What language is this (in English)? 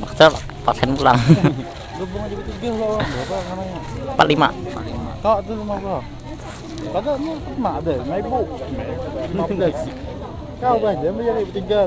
Indonesian